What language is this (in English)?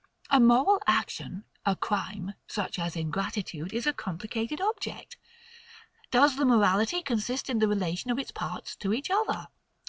English